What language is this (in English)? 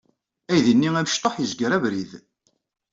Kabyle